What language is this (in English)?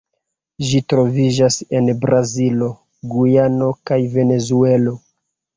Esperanto